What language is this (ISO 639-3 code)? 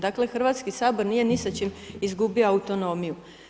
hrv